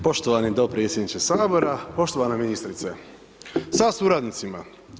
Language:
Croatian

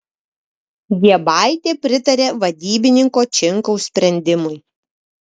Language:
Lithuanian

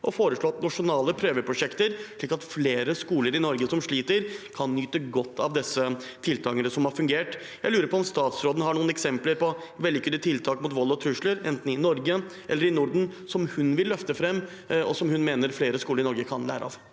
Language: Norwegian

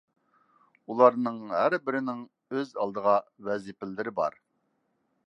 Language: Uyghur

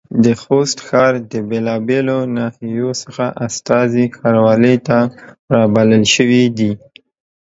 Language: Pashto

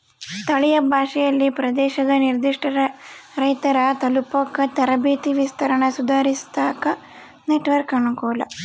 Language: Kannada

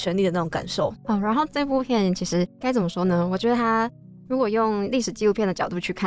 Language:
Chinese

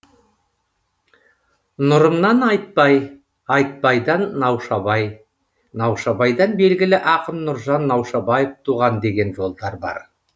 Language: Kazakh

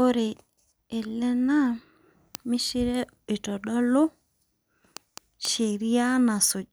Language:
Masai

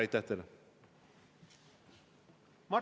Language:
Estonian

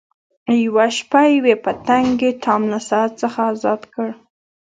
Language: Pashto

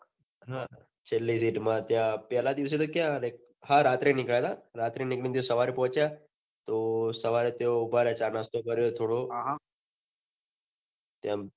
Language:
Gujarati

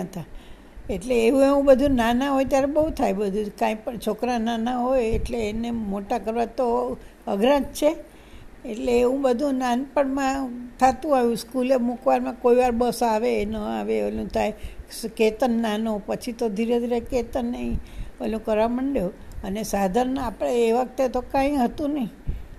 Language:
Gujarati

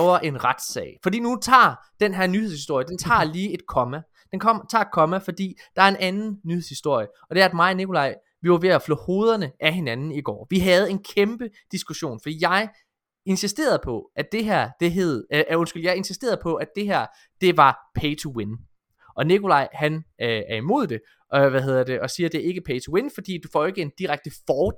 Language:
Danish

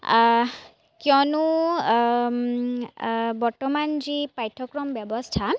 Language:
Assamese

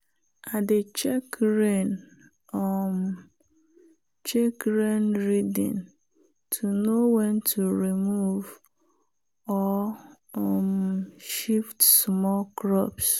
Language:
Nigerian Pidgin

